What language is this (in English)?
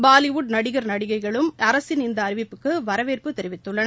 Tamil